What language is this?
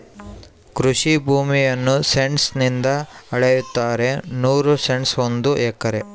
Kannada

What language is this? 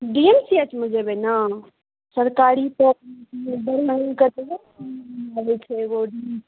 Maithili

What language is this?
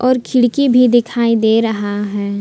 Hindi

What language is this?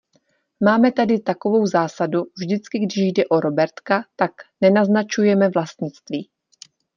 Czech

